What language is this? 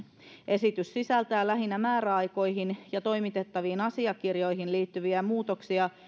Finnish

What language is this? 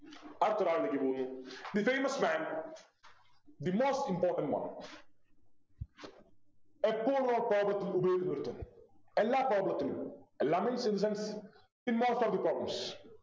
Malayalam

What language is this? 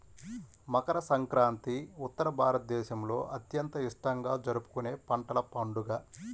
Telugu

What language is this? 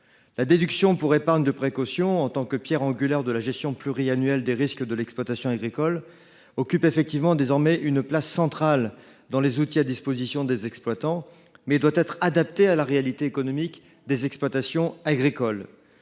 French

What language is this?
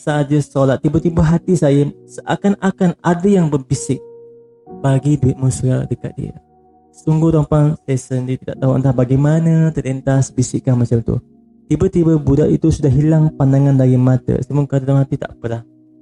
Malay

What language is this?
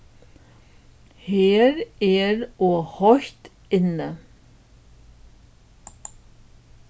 Faroese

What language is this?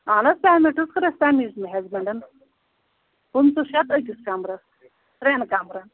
Kashmiri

